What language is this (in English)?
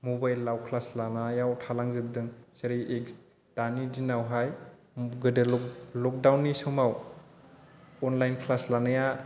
Bodo